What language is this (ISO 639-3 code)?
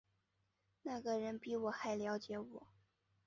zho